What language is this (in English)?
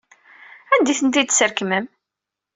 Kabyle